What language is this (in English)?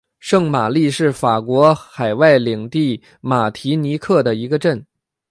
Chinese